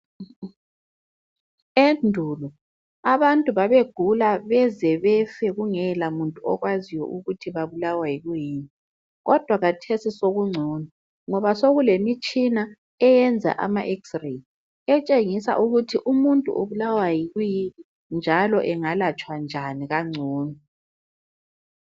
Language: North Ndebele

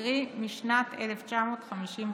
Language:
Hebrew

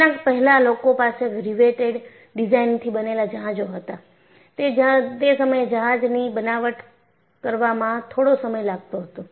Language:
Gujarati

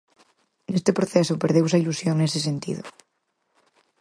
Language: Galician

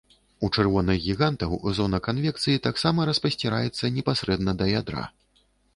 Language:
Belarusian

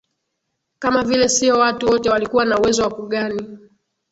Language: Swahili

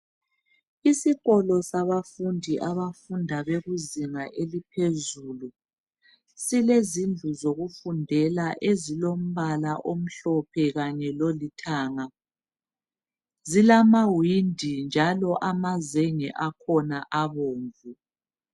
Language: North Ndebele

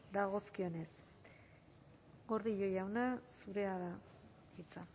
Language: Basque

